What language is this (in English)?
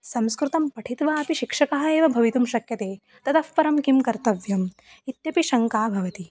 Sanskrit